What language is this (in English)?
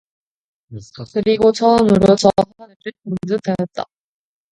Korean